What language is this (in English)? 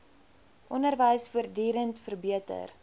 Afrikaans